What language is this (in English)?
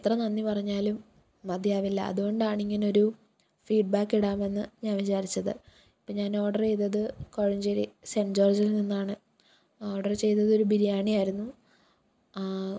Malayalam